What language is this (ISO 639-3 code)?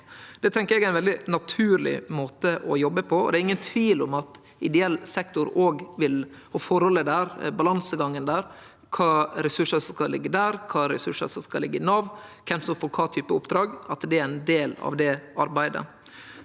nor